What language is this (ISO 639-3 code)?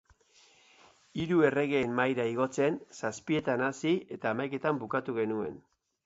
eus